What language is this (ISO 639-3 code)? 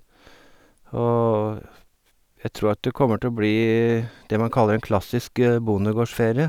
nor